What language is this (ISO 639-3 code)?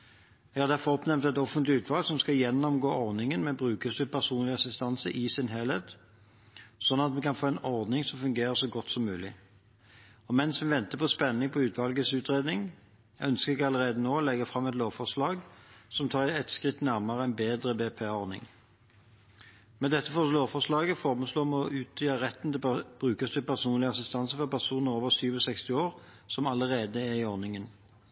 nob